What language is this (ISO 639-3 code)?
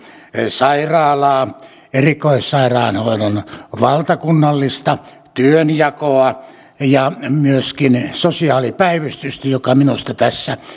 fin